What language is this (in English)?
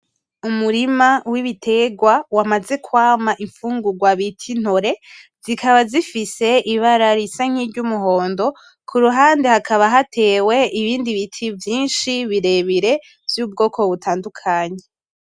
Rundi